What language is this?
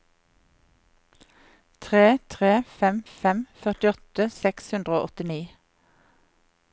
Norwegian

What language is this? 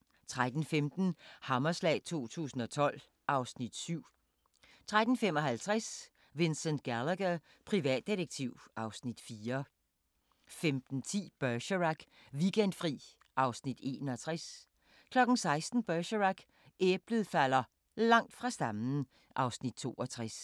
Danish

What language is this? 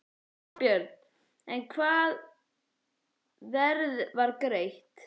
Icelandic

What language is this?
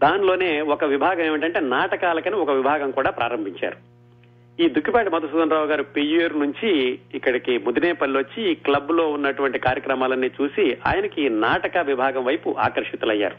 Telugu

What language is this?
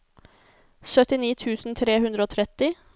Norwegian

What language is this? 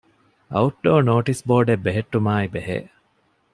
Divehi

